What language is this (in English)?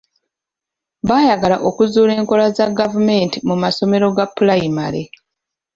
Ganda